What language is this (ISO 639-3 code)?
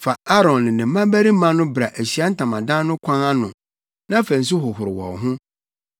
aka